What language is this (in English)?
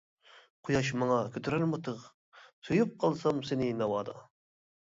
Uyghur